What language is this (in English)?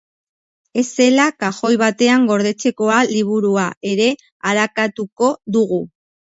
Basque